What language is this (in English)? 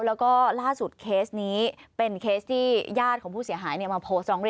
Thai